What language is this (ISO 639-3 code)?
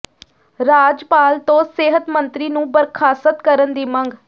pan